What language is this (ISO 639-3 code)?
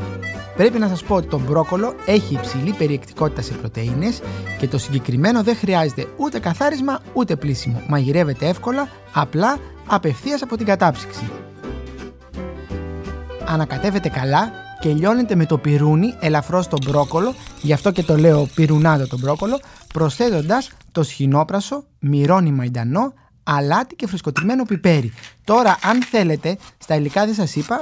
ell